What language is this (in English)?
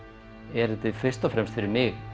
Icelandic